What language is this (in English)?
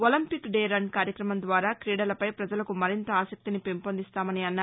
Telugu